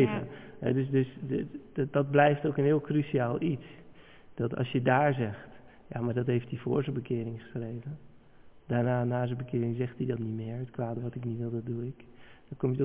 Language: Dutch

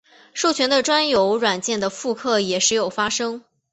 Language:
Chinese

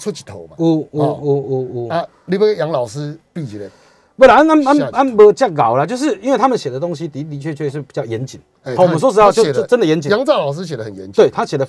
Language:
Chinese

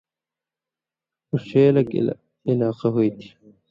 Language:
Indus Kohistani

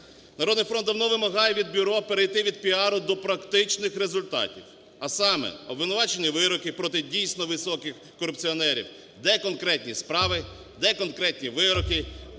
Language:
Ukrainian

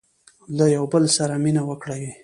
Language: Pashto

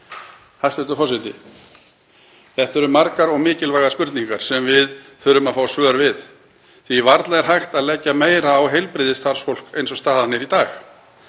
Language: Icelandic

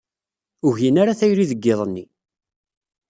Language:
Kabyle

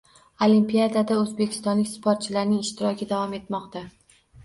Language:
Uzbek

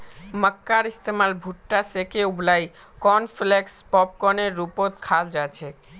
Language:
Magahi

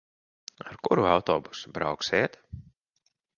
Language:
Latvian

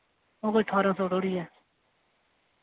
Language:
Dogri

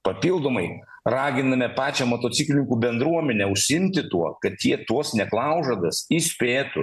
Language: Lithuanian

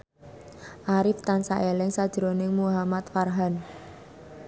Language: Javanese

